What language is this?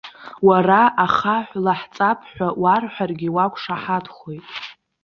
Abkhazian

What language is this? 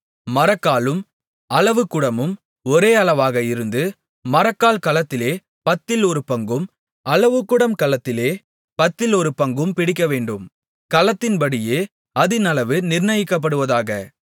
Tamil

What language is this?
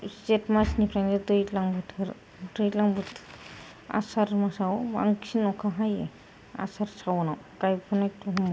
Bodo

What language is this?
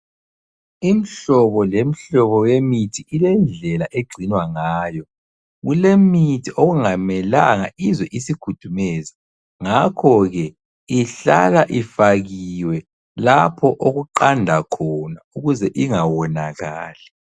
North Ndebele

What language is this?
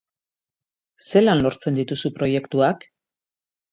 Basque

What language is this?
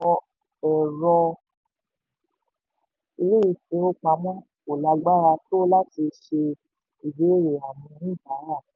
Yoruba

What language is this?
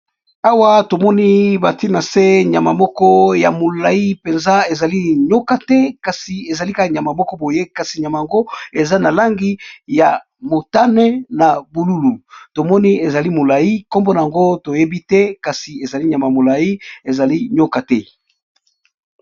Lingala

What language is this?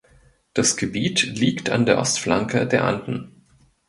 German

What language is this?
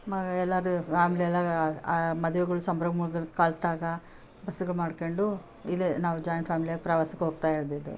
Kannada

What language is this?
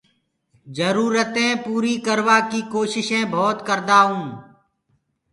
Gurgula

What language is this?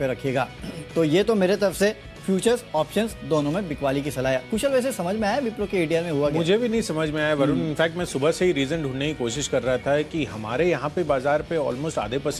Hindi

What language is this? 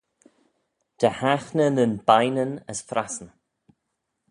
Manx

